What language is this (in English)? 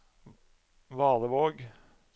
Norwegian